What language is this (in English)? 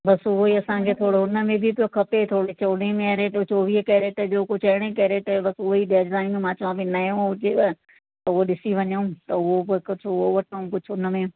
Sindhi